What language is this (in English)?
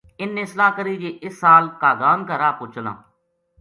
Gujari